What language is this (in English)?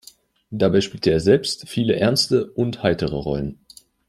German